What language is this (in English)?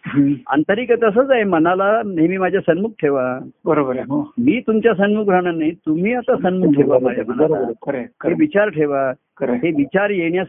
Marathi